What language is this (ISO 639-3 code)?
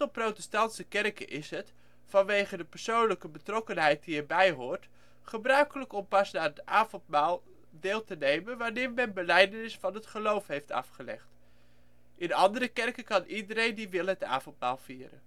nld